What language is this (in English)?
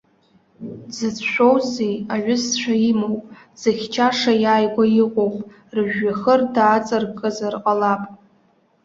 Abkhazian